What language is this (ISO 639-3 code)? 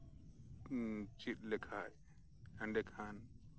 sat